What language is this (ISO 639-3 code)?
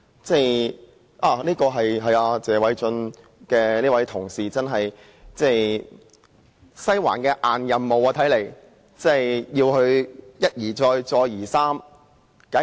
yue